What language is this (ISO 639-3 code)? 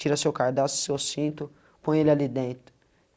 por